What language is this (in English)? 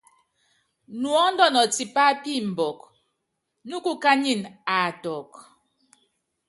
Yangben